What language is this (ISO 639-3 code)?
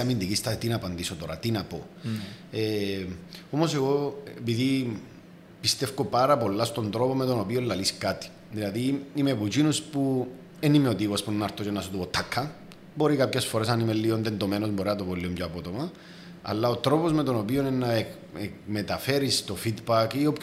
ell